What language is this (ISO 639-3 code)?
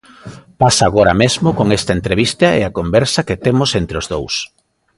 glg